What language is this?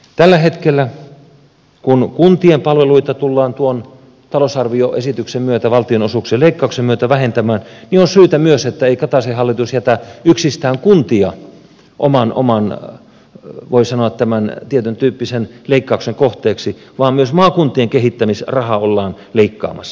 Finnish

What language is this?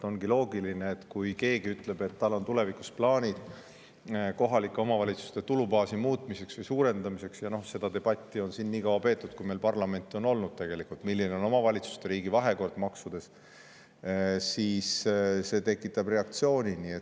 Estonian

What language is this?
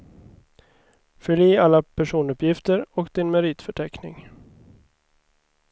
Swedish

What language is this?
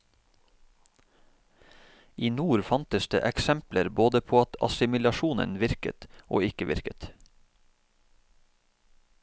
Norwegian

